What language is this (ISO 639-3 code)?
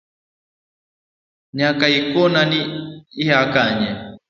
luo